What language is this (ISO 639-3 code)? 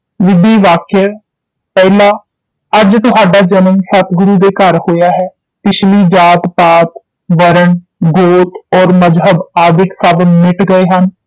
pan